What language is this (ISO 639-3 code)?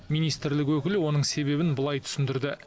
kaz